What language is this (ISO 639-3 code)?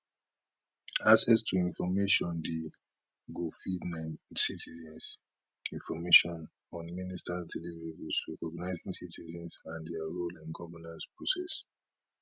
pcm